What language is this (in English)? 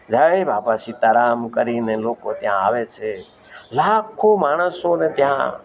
Gujarati